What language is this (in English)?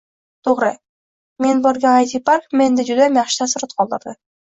Uzbek